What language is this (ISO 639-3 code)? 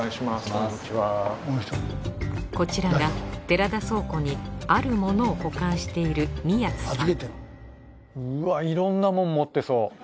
jpn